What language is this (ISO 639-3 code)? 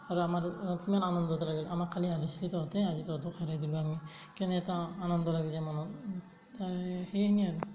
asm